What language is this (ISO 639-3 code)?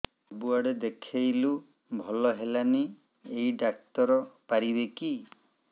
ori